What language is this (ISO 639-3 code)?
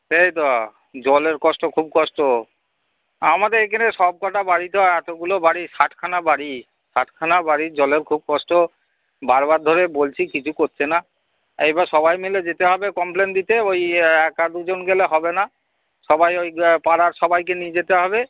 ben